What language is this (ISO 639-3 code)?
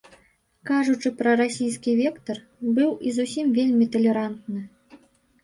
bel